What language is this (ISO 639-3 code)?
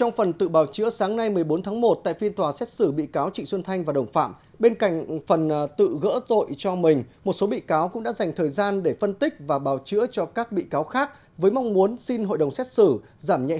vie